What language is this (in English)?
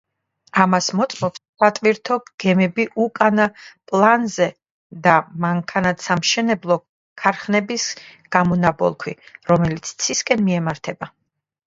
Georgian